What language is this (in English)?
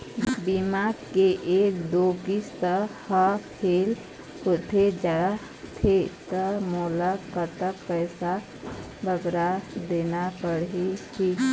Chhattisgarhi